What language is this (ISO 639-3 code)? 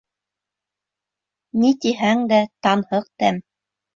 bak